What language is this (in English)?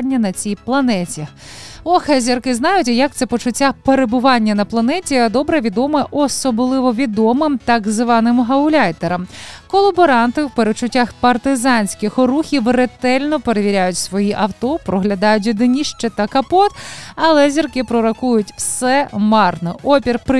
Ukrainian